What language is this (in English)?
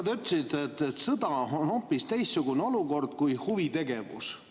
Estonian